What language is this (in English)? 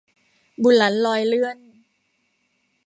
Thai